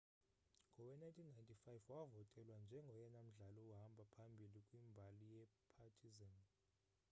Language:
Xhosa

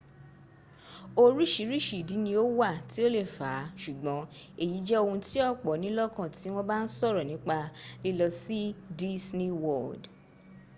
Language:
Yoruba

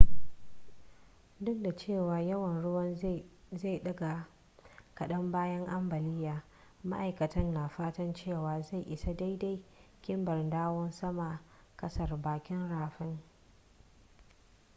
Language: Hausa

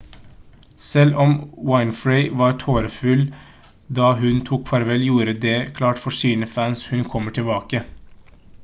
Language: Norwegian Bokmål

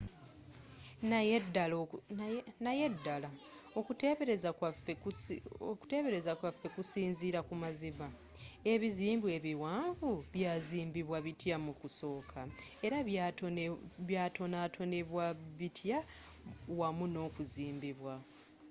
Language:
Ganda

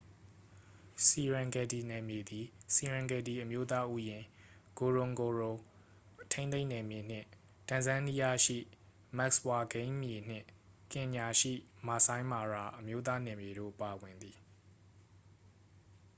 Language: Burmese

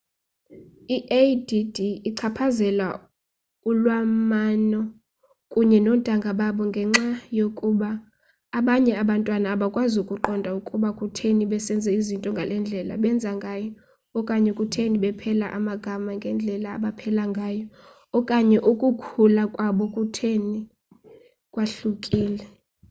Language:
Xhosa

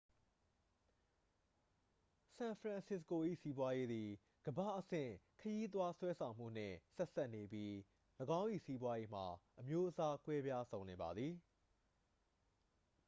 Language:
Burmese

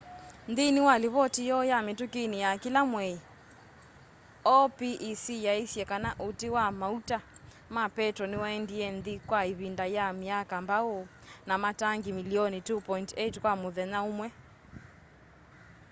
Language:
Kamba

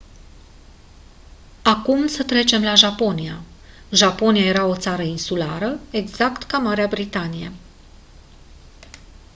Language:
Romanian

